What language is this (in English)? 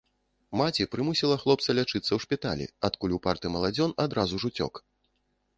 Belarusian